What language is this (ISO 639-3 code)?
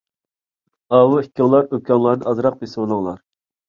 uig